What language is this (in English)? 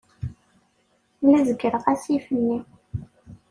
Kabyle